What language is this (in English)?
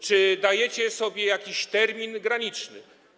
Polish